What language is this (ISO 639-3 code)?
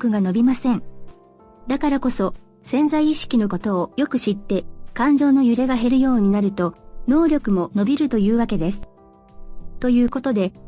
jpn